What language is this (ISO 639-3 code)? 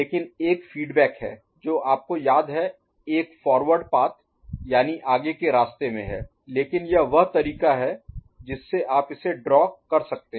hin